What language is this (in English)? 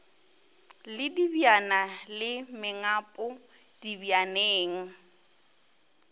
Northern Sotho